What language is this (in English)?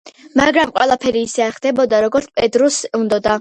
Georgian